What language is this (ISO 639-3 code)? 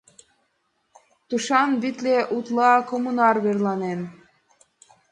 chm